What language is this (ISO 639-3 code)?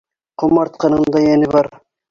bak